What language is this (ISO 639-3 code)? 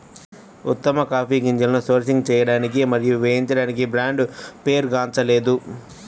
tel